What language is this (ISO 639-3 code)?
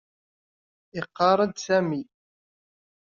kab